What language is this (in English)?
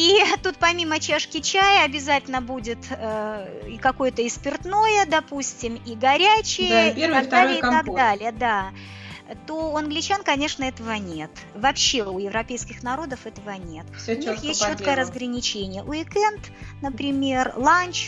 Russian